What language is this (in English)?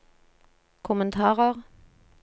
Norwegian